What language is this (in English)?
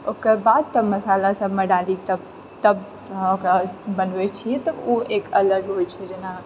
Maithili